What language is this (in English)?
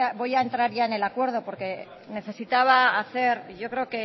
Spanish